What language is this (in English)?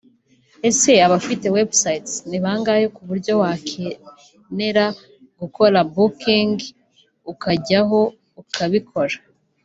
Kinyarwanda